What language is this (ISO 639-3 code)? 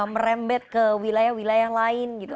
ind